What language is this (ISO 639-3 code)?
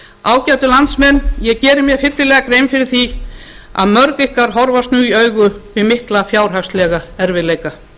isl